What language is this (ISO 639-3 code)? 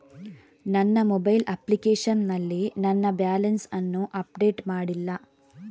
kan